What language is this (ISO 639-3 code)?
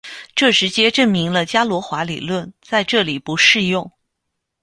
zho